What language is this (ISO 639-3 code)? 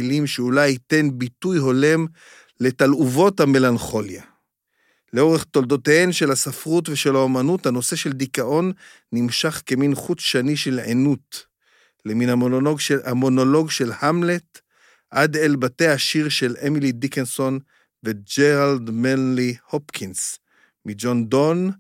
heb